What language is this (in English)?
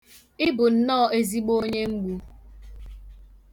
Igbo